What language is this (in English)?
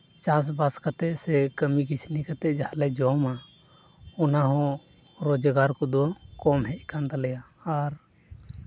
Santali